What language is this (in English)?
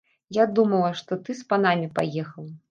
Belarusian